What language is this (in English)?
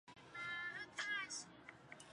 Chinese